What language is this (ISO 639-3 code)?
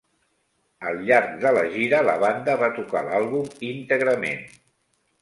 cat